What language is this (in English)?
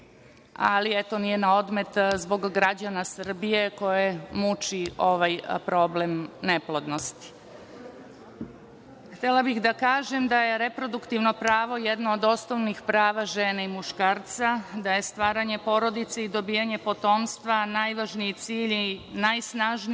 Serbian